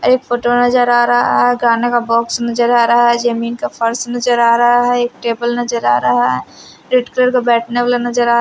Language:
Hindi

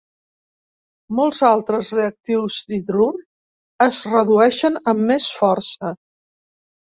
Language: Catalan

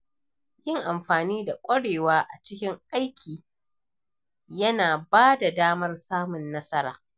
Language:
Hausa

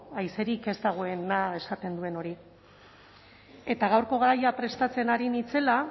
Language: Basque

